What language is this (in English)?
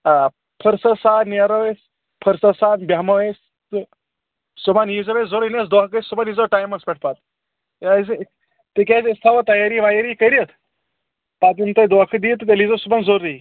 Kashmiri